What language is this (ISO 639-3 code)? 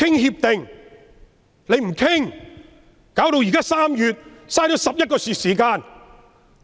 yue